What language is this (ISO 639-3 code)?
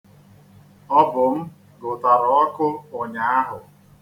ibo